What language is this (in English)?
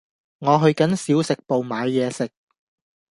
Cantonese